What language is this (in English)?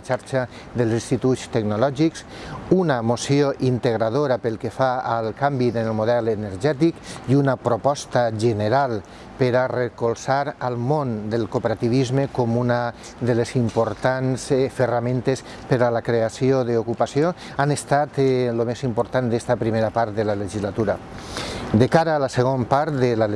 Catalan